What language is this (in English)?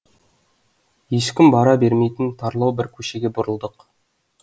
Kazakh